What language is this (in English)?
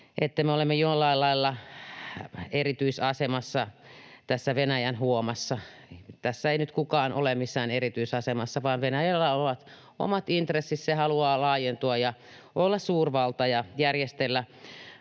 Finnish